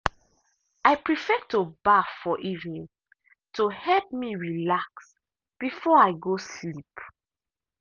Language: Nigerian Pidgin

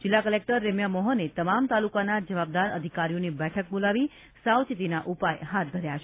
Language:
Gujarati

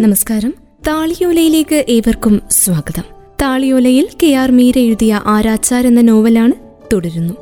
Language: Malayalam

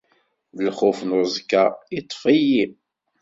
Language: Kabyle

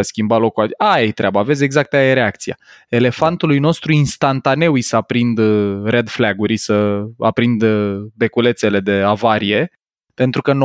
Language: Romanian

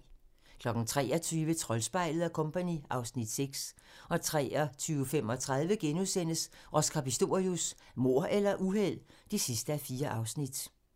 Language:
Danish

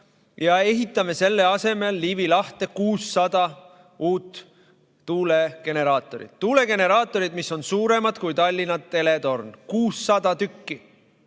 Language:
Estonian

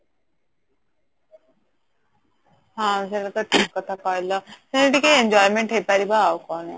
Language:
Odia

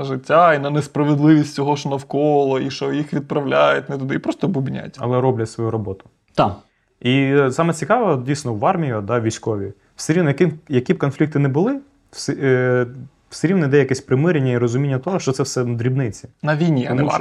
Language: Ukrainian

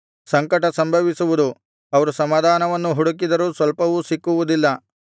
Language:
Kannada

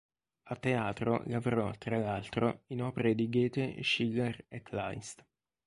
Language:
Italian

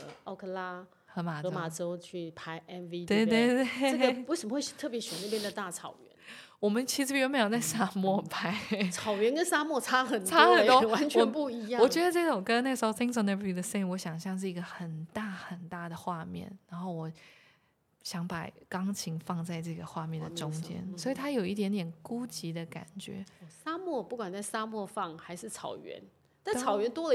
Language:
Chinese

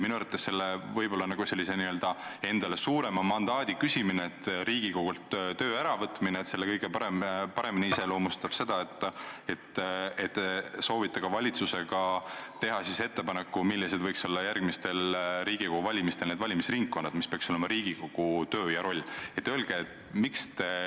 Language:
Estonian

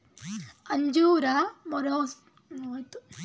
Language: Kannada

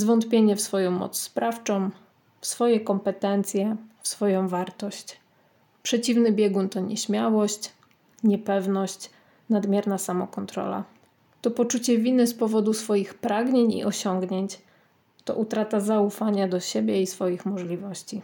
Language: Polish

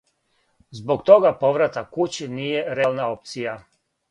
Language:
Serbian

